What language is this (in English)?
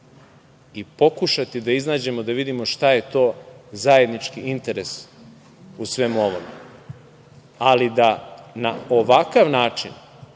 Serbian